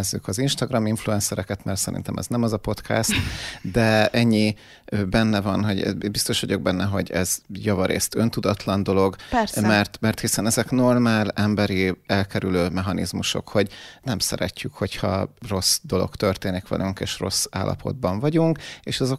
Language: Hungarian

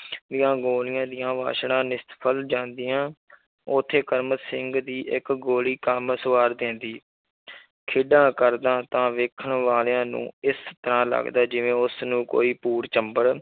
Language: Punjabi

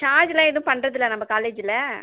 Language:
Tamil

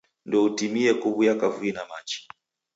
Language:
Taita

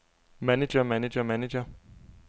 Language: Danish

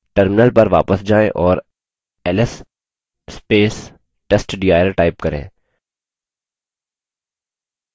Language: Hindi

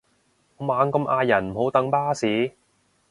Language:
Cantonese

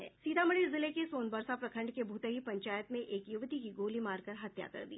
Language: Hindi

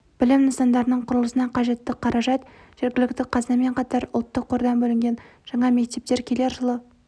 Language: Kazakh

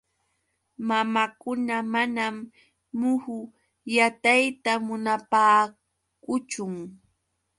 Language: Yauyos Quechua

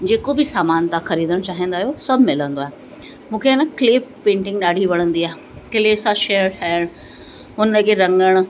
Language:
Sindhi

